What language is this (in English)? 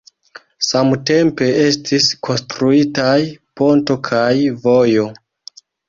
Esperanto